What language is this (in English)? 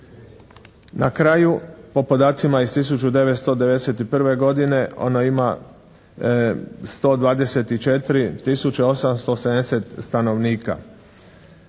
Croatian